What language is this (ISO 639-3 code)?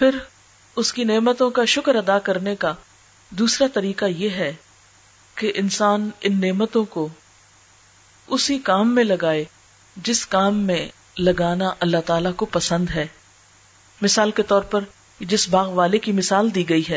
urd